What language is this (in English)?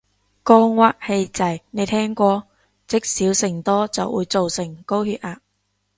Cantonese